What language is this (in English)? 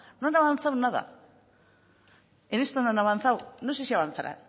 Spanish